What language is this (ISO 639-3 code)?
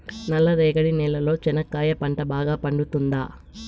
tel